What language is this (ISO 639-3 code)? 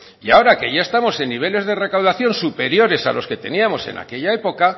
spa